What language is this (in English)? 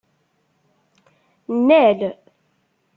Kabyle